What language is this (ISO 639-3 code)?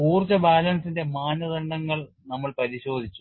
mal